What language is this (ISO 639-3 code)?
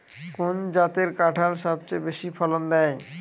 ben